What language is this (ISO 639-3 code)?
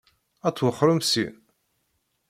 kab